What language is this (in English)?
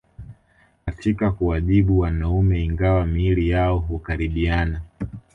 Swahili